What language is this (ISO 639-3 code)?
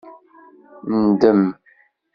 kab